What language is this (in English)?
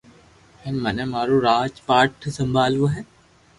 Loarki